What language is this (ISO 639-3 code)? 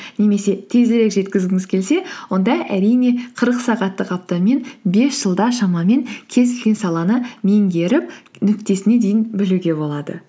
kaz